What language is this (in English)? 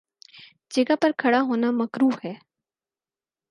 Urdu